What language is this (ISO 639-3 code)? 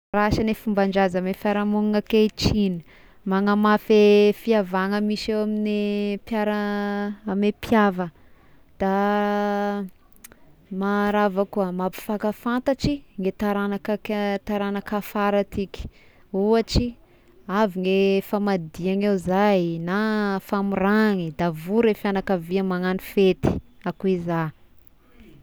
tkg